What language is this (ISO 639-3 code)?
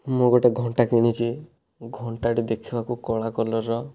ori